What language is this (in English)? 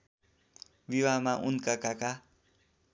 Nepali